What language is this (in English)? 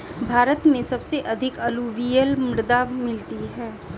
Hindi